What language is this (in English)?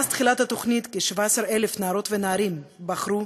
Hebrew